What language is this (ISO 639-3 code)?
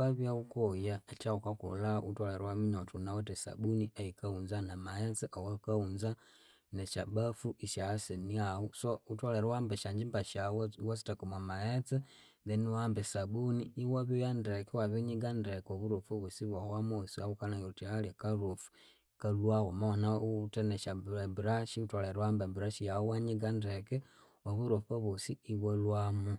koo